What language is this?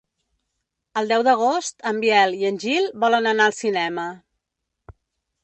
Catalan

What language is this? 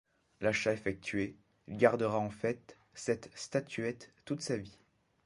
French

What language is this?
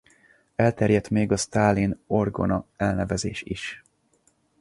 Hungarian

